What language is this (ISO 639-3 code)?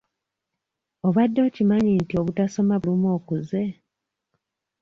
lug